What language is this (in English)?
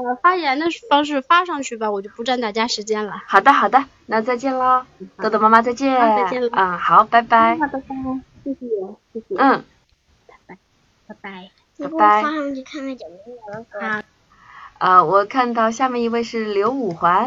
Chinese